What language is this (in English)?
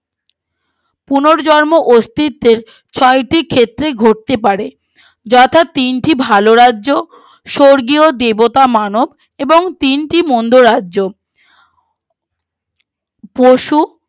Bangla